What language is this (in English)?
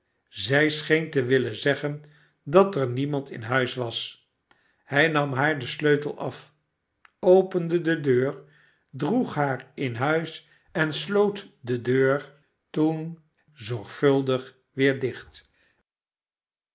Dutch